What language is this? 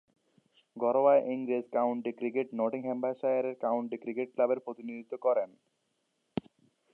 Bangla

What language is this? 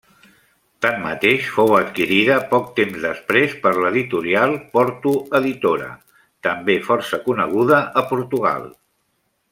Catalan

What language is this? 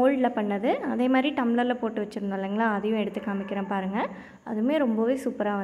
Tamil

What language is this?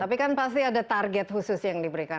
Indonesian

